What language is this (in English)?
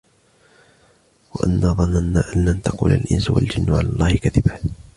Arabic